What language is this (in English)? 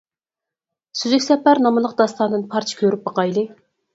Uyghur